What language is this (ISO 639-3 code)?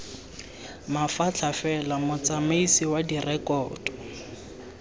tsn